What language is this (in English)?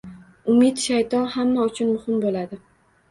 Uzbek